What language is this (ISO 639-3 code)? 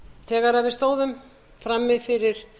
isl